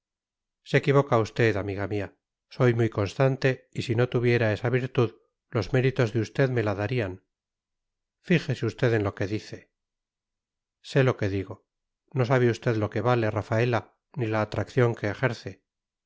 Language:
Spanish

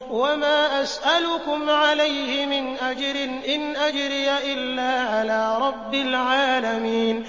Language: Arabic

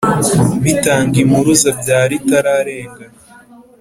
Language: Kinyarwanda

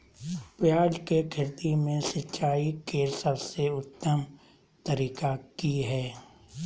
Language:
Magahi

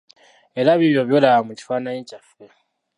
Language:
Ganda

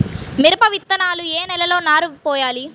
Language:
Telugu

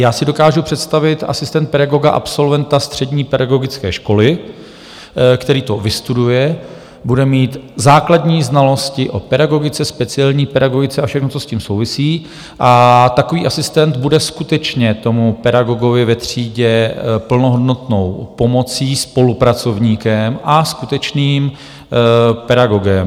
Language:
Czech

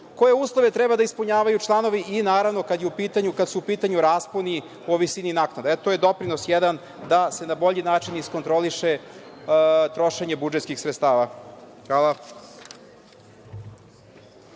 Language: Serbian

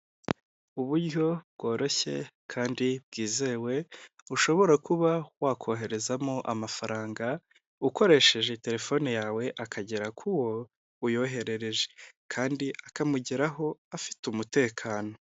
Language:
Kinyarwanda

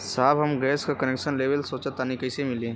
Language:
Bhojpuri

